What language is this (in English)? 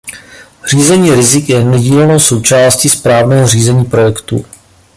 Czech